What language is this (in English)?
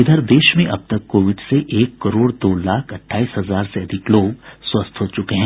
Hindi